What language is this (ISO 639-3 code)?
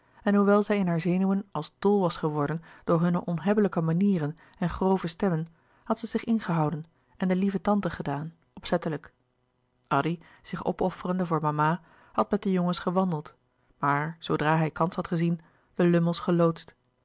nld